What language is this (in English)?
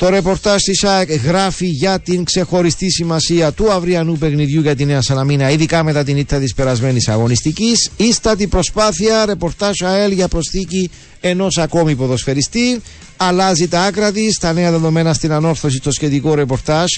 Greek